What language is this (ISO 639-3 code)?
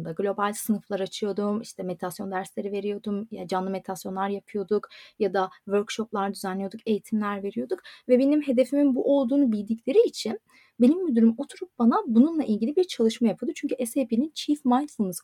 tur